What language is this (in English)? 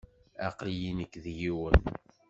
Kabyle